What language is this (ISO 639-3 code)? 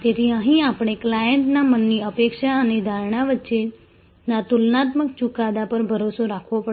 guj